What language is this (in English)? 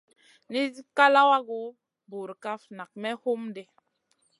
Masana